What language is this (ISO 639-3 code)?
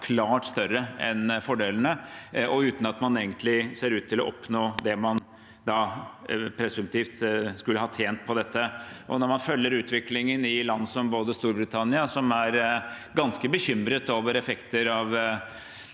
nor